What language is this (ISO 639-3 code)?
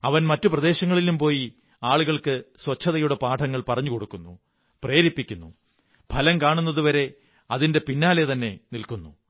mal